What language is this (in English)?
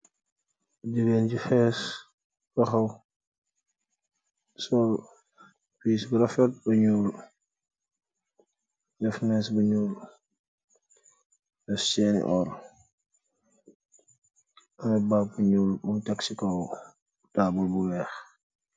Wolof